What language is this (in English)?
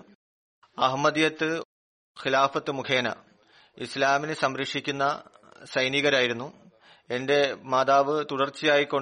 Malayalam